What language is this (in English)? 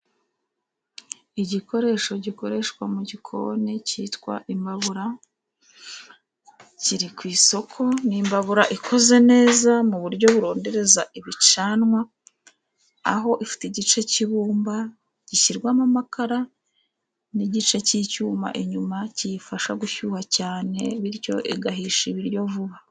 Kinyarwanda